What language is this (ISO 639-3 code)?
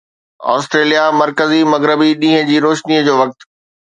snd